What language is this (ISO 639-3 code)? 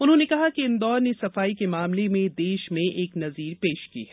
hin